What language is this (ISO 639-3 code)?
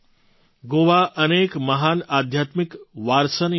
guj